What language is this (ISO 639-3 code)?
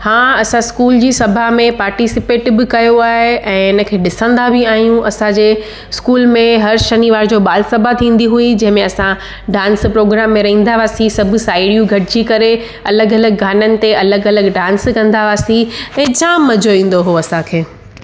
snd